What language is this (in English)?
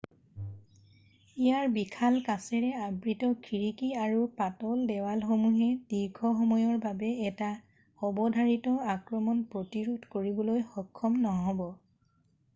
Assamese